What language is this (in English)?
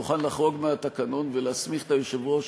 Hebrew